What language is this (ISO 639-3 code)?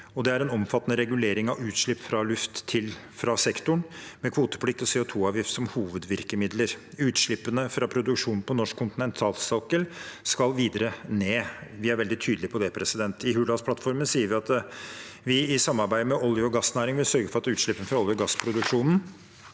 nor